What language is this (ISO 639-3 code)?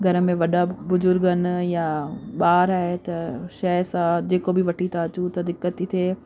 snd